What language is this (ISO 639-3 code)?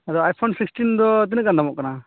sat